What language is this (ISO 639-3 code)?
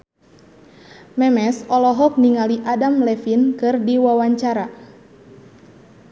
sun